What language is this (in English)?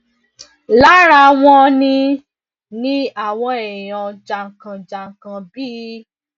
Yoruba